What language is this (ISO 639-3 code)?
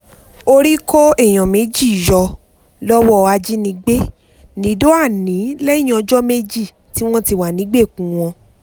yor